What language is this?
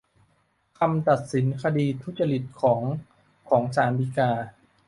Thai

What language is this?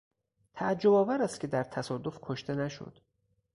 Persian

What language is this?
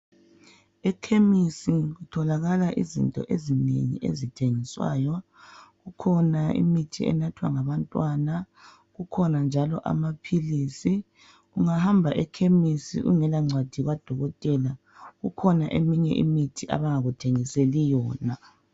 North Ndebele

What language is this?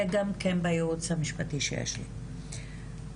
Hebrew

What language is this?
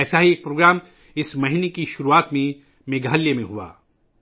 Urdu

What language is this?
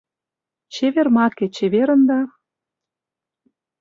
Mari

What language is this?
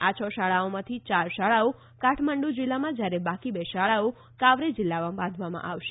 Gujarati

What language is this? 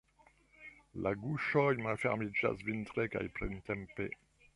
Esperanto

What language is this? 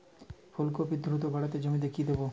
Bangla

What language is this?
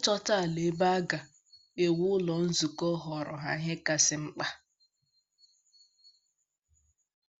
Igbo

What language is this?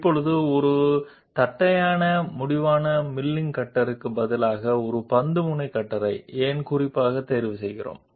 Telugu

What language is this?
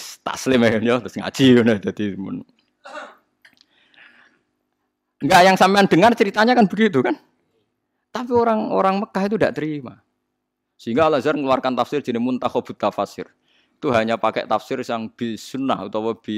Indonesian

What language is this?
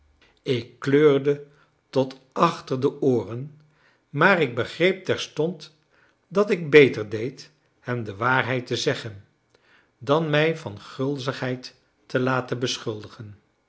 Dutch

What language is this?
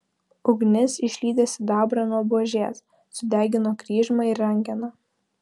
Lithuanian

